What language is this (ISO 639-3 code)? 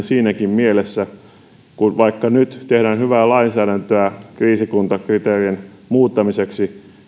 fin